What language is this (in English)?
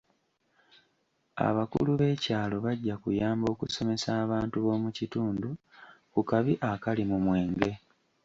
Ganda